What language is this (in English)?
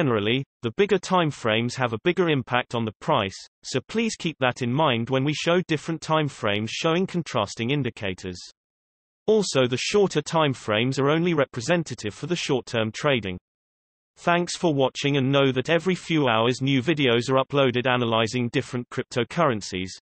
English